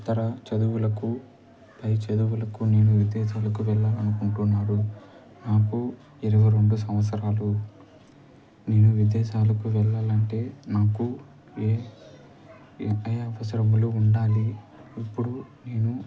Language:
Telugu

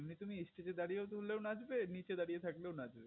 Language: Bangla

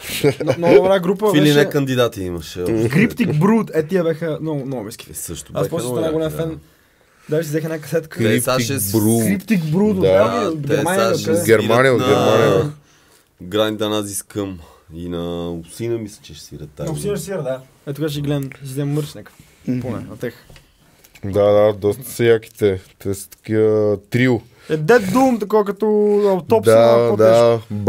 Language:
Bulgarian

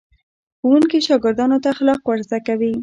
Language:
Pashto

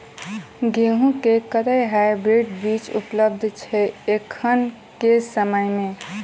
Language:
Maithili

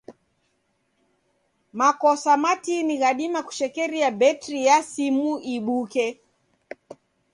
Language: Taita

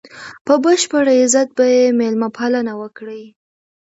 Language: Pashto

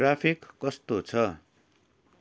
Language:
Nepali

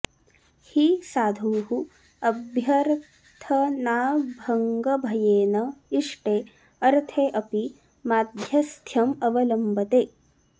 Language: Sanskrit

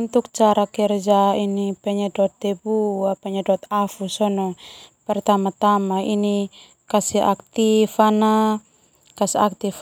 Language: Termanu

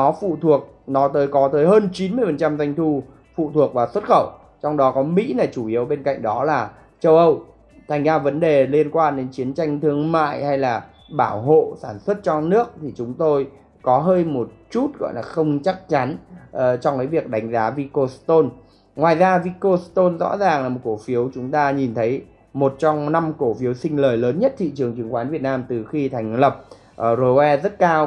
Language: Vietnamese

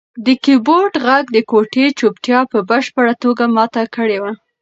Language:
Pashto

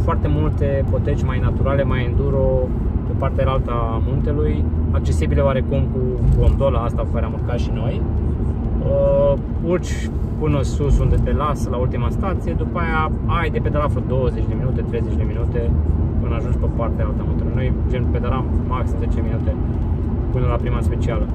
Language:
Romanian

